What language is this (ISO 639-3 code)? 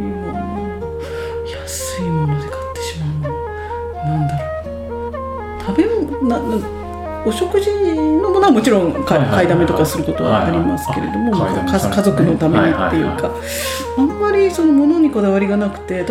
jpn